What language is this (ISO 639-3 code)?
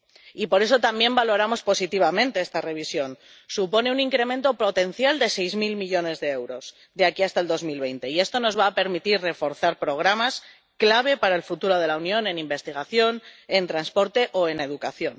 spa